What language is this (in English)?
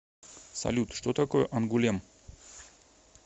Russian